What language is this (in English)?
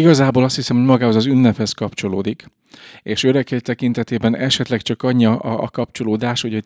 Hungarian